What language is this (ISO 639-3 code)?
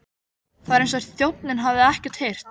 isl